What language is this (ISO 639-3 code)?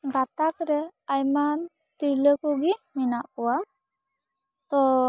sat